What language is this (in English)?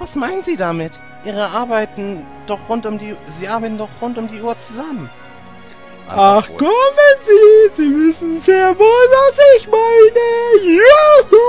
German